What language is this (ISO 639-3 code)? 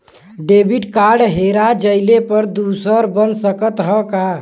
bho